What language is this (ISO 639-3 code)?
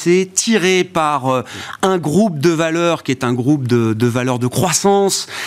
fra